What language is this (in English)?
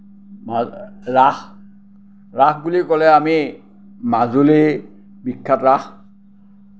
Assamese